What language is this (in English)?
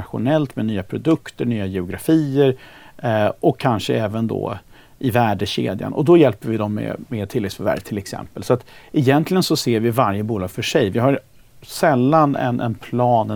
Swedish